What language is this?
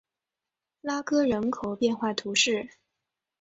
Chinese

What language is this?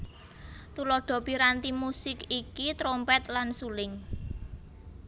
Javanese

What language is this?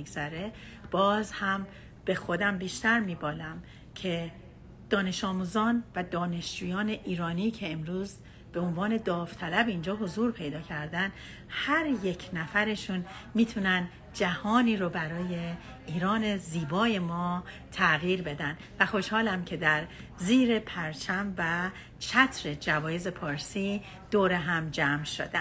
Persian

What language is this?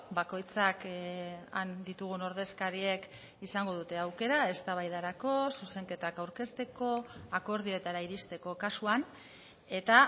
Basque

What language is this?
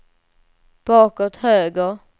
Swedish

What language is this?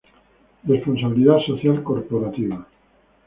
Spanish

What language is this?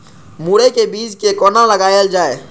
Maithili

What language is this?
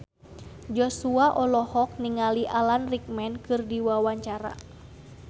Sundanese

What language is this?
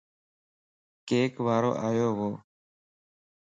Lasi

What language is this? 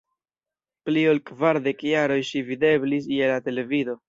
Esperanto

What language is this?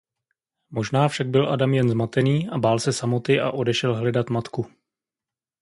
Czech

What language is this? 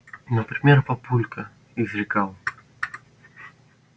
Russian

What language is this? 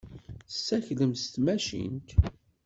Kabyle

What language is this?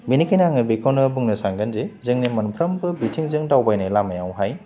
Bodo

